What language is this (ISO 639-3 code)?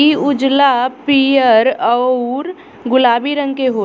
bho